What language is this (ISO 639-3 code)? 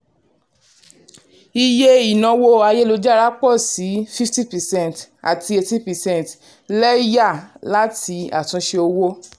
yor